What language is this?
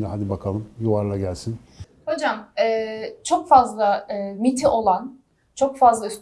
Turkish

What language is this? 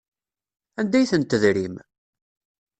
Kabyle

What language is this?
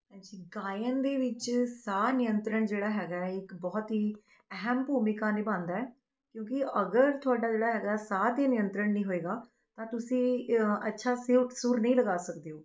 Punjabi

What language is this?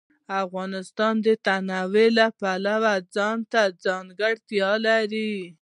Pashto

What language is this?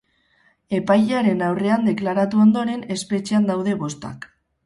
Basque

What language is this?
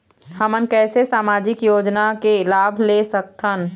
Chhattisgarhi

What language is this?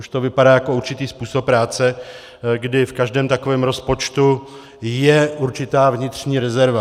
Czech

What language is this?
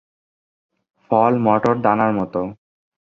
Bangla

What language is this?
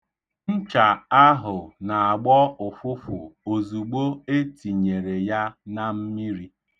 Igbo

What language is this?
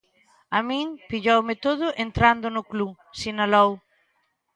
Galician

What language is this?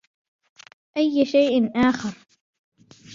Arabic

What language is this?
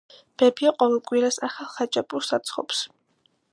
Georgian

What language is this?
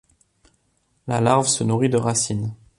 French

